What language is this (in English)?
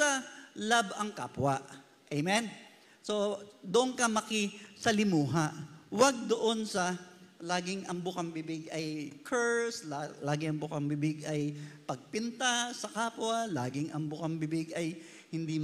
Filipino